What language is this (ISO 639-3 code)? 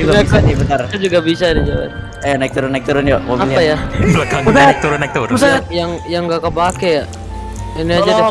ind